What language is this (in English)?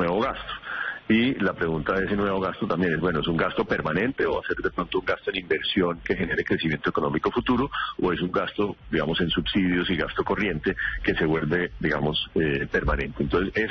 Spanish